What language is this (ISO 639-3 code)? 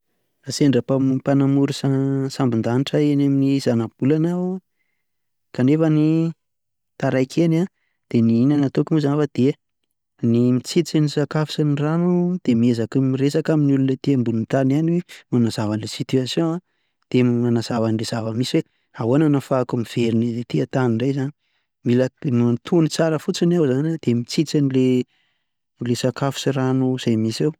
mlg